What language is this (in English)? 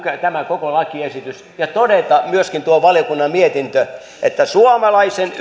Finnish